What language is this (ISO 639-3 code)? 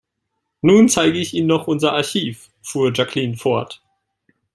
deu